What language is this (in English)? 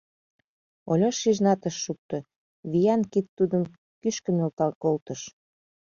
Mari